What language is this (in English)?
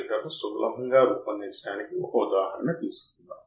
Telugu